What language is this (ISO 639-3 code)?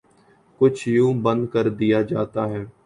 urd